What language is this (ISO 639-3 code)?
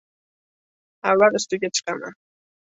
uzb